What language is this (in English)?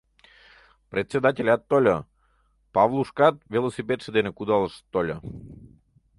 Mari